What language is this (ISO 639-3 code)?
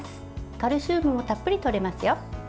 jpn